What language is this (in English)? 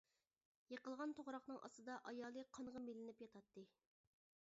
Uyghur